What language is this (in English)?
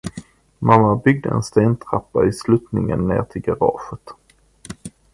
Swedish